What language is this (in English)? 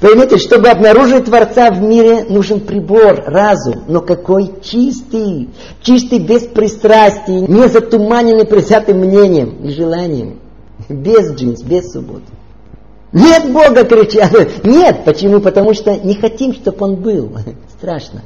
Russian